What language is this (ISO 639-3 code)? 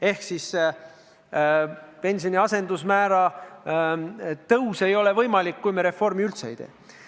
est